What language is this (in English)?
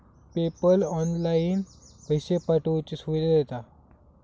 Marathi